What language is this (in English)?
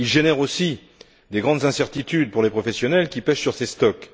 French